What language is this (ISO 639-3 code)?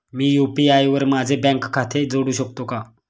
mar